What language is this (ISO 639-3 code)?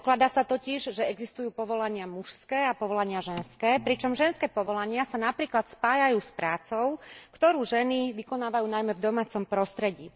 slk